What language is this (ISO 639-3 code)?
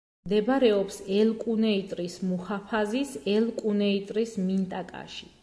kat